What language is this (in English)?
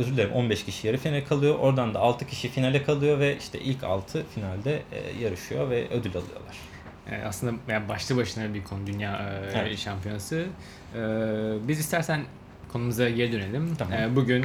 Turkish